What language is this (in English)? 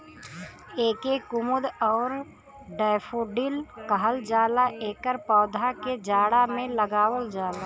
Bhojpuri